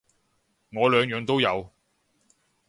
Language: Cantonese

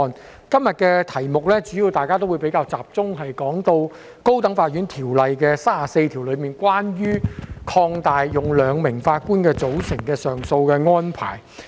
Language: Cantonese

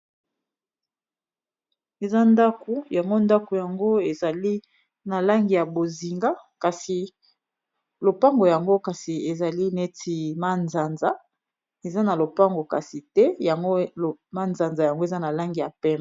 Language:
Lingala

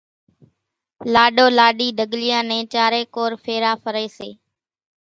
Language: Kachi Koli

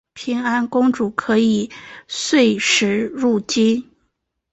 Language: Chinese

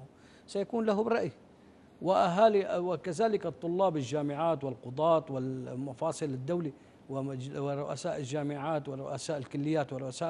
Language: Arabic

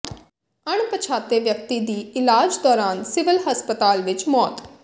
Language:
Punjabi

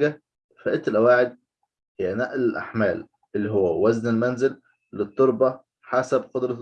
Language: Arabic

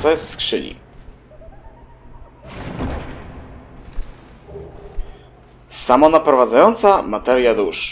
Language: Polish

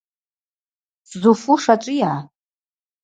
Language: Abaza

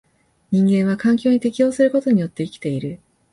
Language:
Japanese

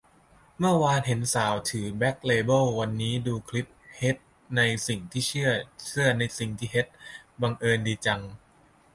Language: Thai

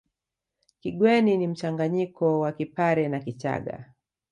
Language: Swahili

